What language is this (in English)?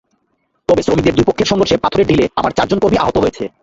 Bangla